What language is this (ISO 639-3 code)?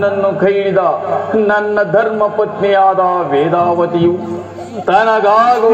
ron